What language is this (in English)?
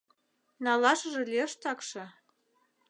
Mari